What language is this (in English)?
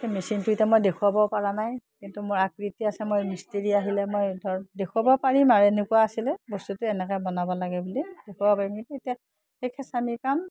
Assamese